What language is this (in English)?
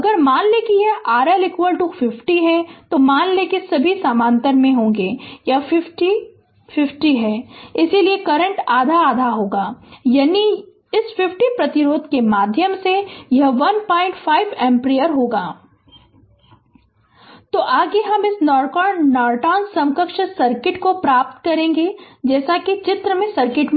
Hindi